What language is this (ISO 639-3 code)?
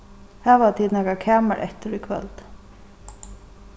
fao